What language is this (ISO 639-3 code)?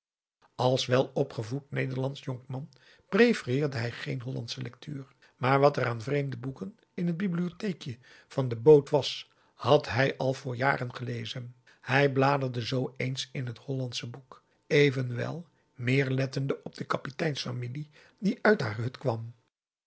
nld